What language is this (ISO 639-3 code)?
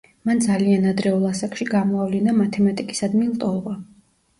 kat